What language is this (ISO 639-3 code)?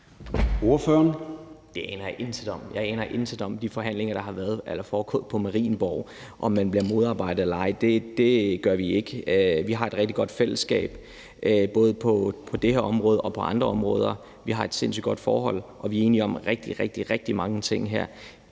dan